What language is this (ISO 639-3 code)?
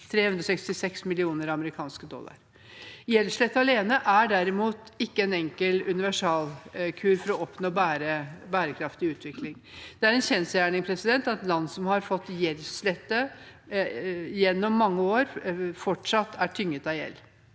nor